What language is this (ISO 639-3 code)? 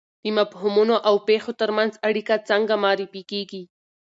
pus